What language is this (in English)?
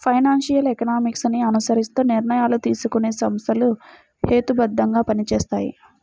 Telugu